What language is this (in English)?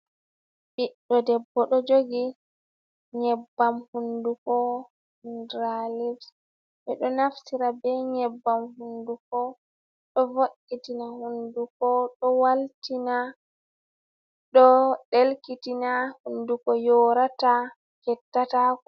Fula